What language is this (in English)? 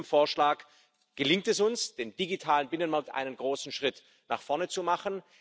German